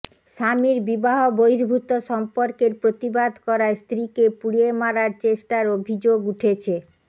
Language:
Bangla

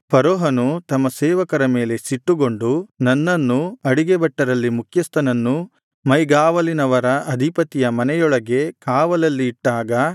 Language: Kannada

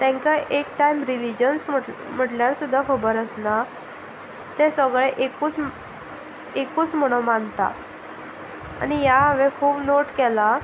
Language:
Konkani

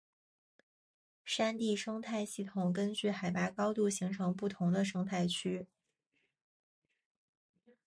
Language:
Chinese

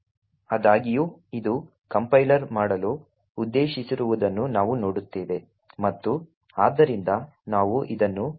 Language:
Kannada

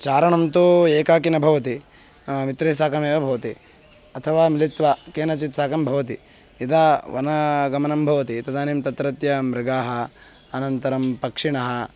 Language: Sanskrit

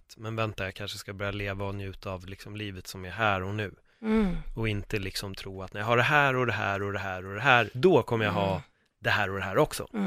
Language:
Swedish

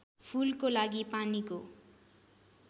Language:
Nepali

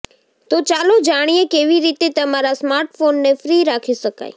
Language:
Gujarati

